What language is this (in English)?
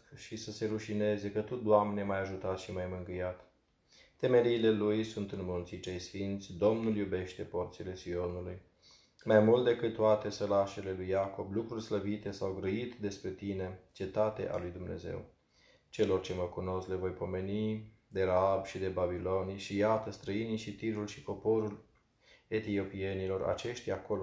Romanian